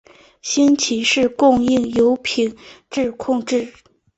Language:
Chinese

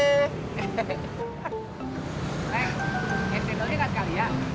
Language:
Indonesian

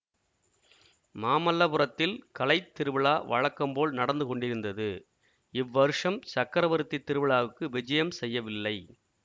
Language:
Tamil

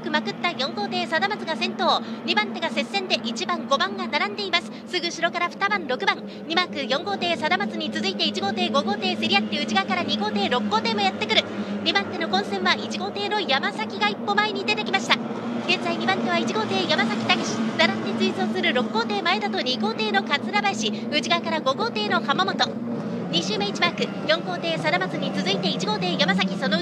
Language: Japanese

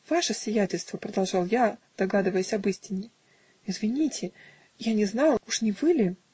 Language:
Russian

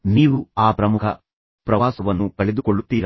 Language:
Kannada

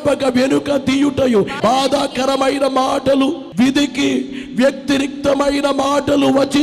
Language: Telugu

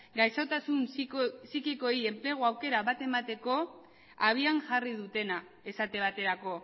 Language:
Basque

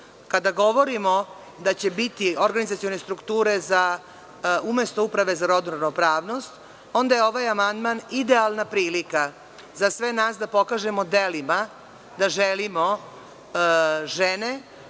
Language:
Serbian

